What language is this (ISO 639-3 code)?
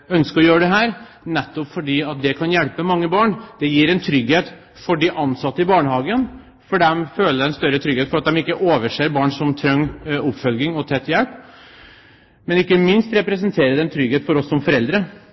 nob